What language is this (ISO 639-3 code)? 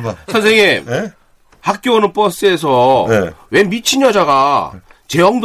kor